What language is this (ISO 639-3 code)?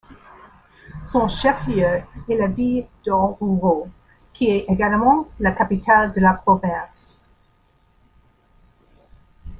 fra